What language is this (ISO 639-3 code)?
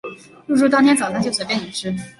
zho